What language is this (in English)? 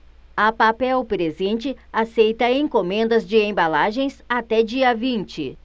Portuguese